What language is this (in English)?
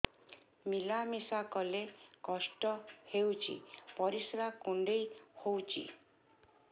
Odia